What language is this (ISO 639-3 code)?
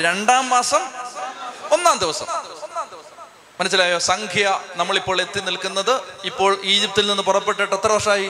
mal